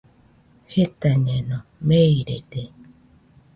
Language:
Nüpode Huitoto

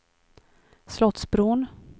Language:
Swedish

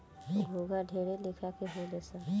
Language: Bhojpuri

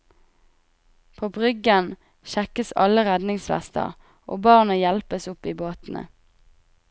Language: Norwegian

